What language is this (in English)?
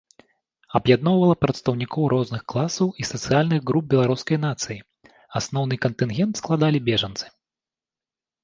Belarusian